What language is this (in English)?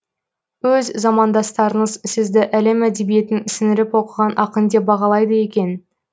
Kazakh